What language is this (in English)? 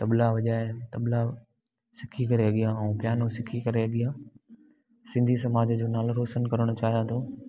Sindhi